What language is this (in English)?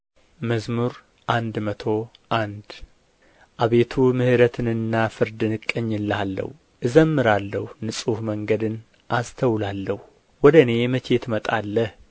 Amharic